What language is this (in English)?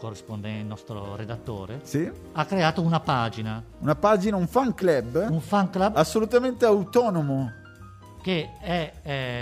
Italian